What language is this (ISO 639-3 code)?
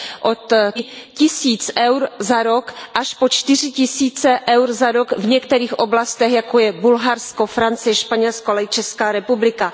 ces